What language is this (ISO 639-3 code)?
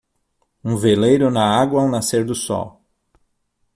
por